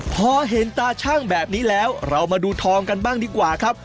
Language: Thai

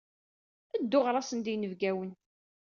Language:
Kabyle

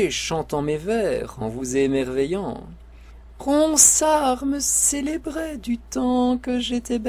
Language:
French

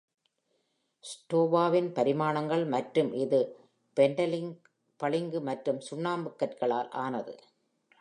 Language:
Tamil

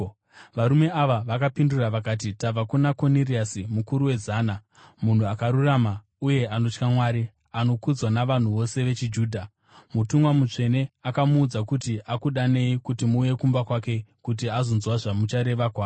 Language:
Shona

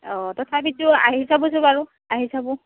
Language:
Assamese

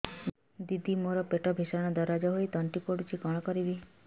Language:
Odia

